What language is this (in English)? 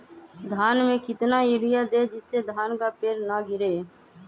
Magahi